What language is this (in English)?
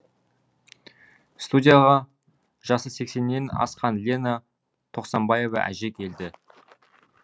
Kazakh